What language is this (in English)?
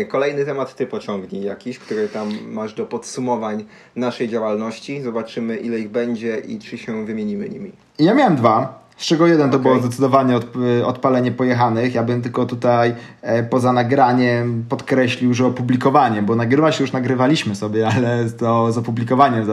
Polish